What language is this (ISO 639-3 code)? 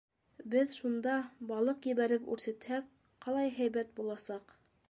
bak